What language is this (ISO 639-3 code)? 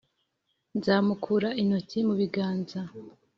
kin